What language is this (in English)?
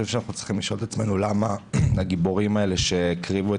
Hebrew